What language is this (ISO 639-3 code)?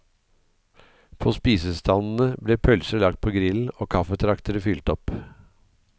nor